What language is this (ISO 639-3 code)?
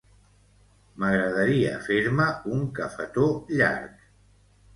cat